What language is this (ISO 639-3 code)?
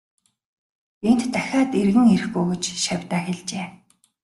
mon